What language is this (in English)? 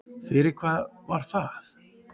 Icelandic